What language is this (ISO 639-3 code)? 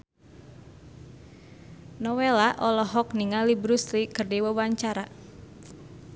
sun